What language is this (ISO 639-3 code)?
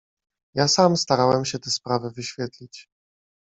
pol